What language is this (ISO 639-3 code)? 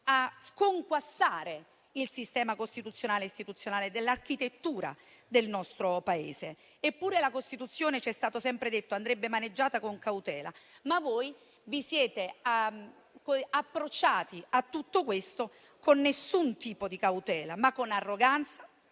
ita